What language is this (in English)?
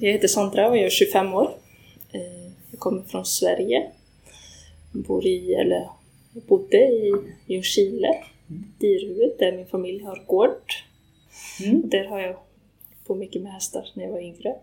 Swedish